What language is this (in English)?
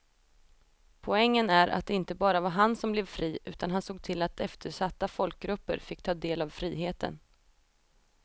Swedish